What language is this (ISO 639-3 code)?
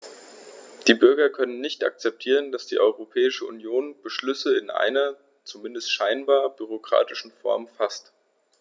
deu